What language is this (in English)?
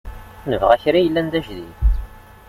Kabyle